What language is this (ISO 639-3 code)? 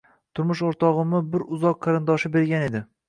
uzb